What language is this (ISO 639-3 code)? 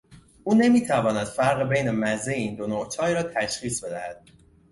fas